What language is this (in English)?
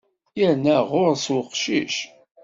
Kabyle